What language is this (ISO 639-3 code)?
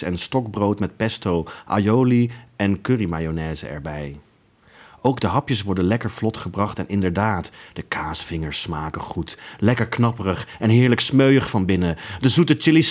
nld